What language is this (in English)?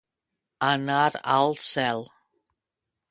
Catalan